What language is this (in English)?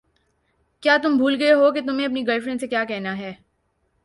Urdu